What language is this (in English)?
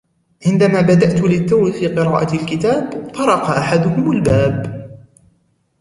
Arabic